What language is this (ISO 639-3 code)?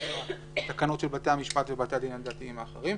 heb